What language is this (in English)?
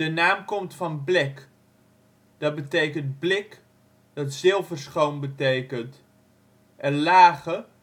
Dutch